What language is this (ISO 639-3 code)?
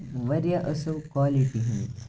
kas